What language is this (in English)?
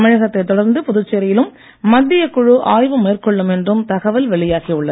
Tamil